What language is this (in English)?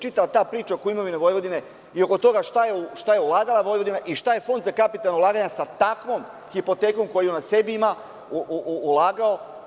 Serbian